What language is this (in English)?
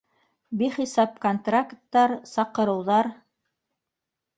Bashkir